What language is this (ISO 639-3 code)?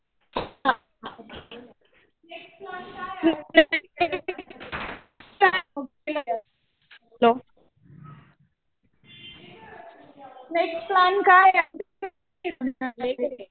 mar